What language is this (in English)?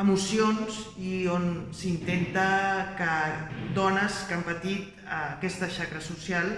Catalan